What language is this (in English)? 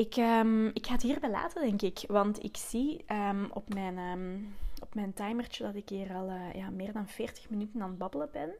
Dutch